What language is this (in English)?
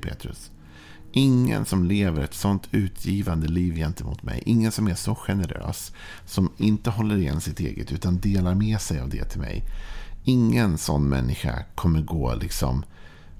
Swedish